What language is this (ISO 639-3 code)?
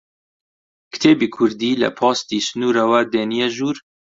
ckb